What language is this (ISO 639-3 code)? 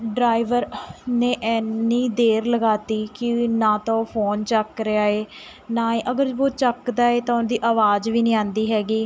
pan